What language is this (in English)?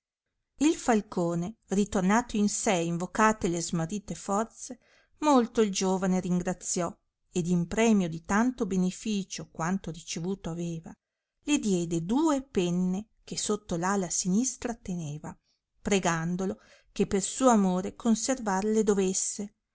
Italian